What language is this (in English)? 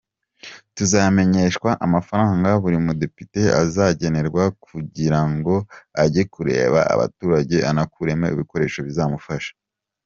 Kinyarwanda